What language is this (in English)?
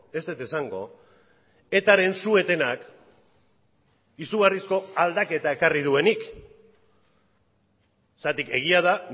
Basque